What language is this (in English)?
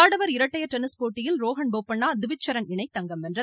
Tamil